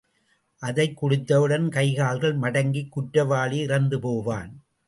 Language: Tamil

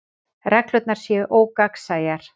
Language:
Icelandic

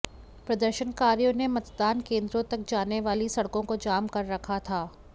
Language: Hindi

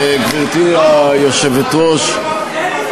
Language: Hebrew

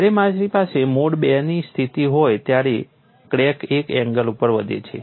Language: Gujarati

